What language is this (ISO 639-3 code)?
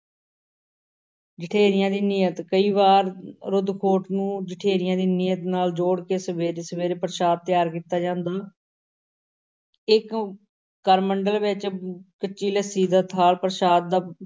pan